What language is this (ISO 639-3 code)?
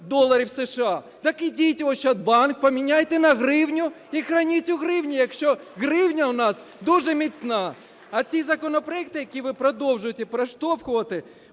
ukr